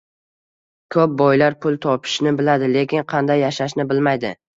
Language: Uzbek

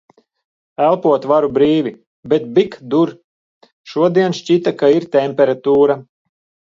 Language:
Latvian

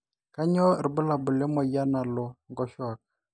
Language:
Masai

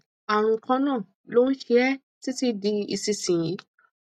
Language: Yoruba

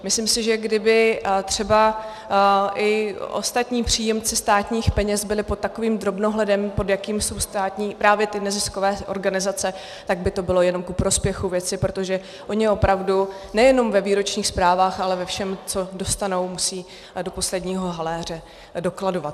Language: Czech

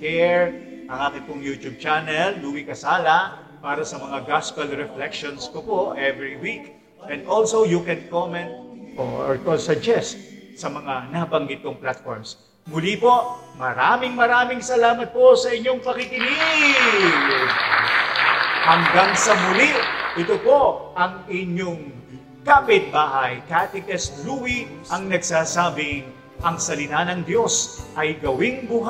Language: Filipino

